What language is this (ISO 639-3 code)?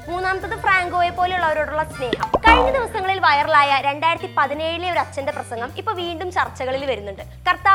mal